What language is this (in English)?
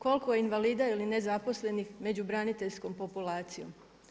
Croatian